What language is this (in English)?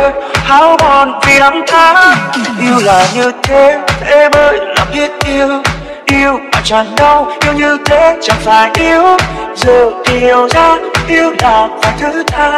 Vietnamese